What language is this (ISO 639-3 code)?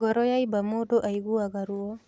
kik